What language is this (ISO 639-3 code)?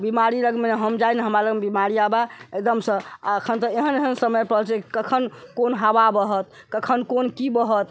mai